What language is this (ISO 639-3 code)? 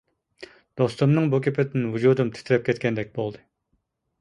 uig